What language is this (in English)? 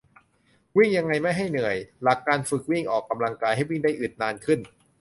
Thai